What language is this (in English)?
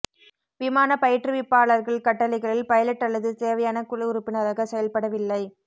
Tamil